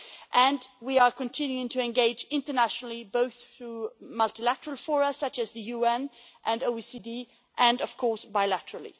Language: English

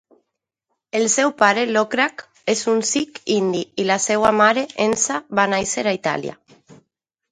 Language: Catalan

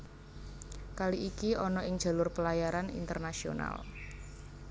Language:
Javanese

